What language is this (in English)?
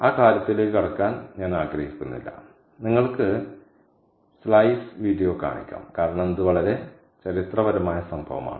Malayalam